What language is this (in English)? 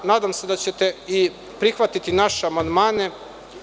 Serbian